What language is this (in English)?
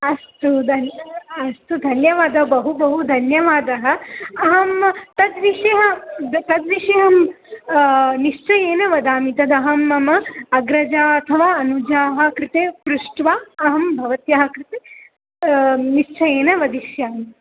Sanskrit